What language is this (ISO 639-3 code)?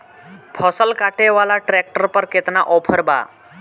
bho